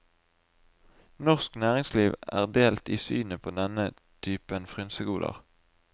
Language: Norwegian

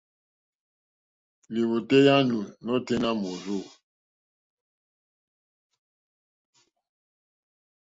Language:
Mokpwe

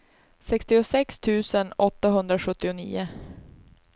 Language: Swedish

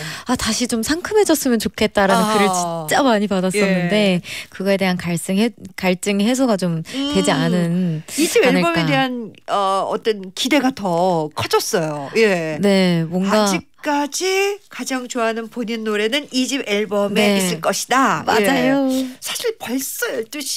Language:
Korean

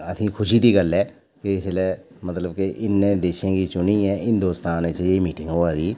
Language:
Dogri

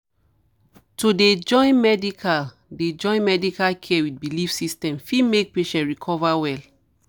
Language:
Nigerian Pidgin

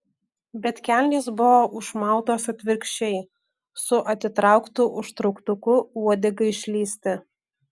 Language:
Lithuanian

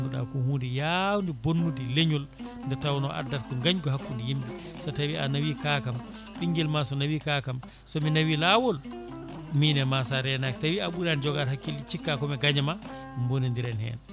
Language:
Fula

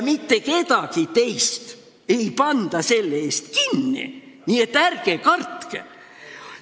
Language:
Estonian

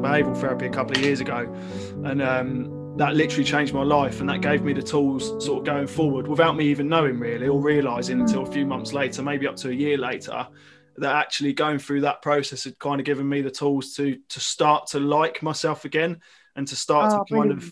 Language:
English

